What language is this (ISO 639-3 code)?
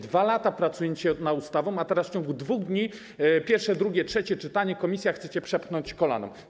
pol